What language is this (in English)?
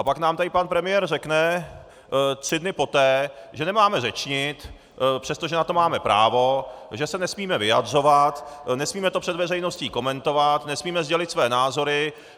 Czech